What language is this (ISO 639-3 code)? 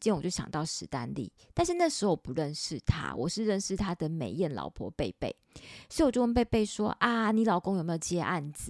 zho